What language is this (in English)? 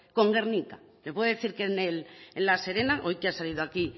Spanish